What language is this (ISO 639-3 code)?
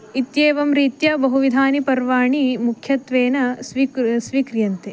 san